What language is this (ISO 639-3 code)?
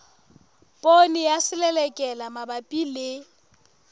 sot